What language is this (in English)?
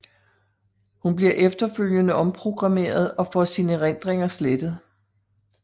Danish